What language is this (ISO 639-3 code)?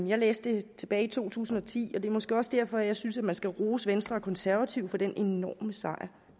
dan